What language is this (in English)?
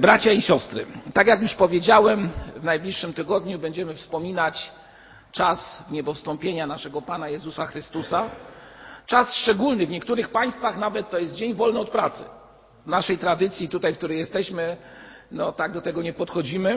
Polish